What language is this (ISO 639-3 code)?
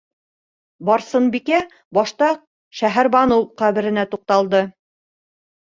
bak